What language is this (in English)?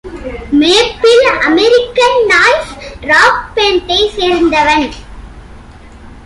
Tamil